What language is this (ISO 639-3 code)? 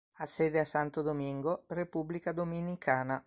ita